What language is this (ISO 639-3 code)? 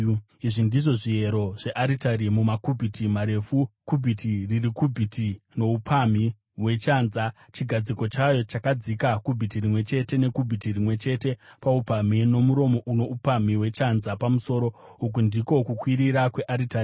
sna